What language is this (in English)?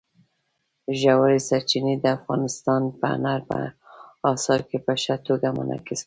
Pashto